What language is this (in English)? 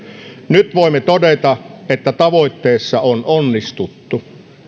Finnish